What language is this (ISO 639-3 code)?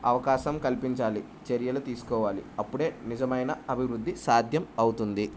tel